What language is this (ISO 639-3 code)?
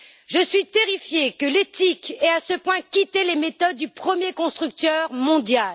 fra